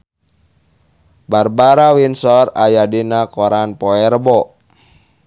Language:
Sundanese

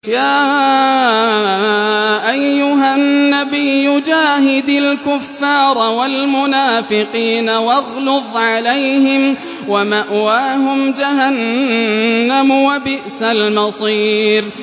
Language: Arabic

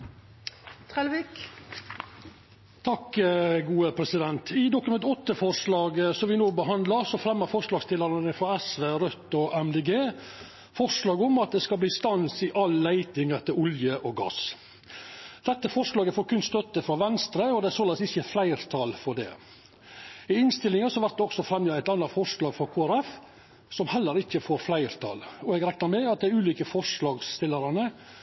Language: Norwegian Nynorsk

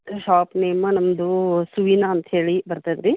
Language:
Kannada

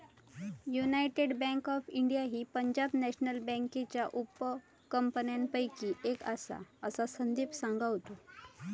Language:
Marathi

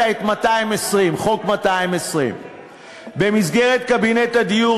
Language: Hebrew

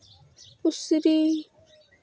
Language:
Santali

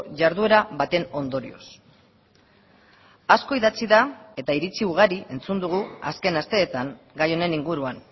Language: Basque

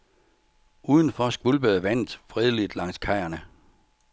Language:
Danish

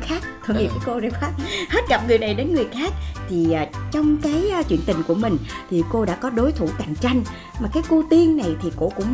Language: Vietnamese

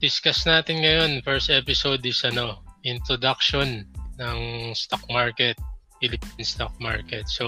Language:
Filipino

